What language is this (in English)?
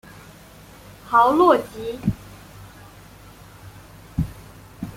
Chinese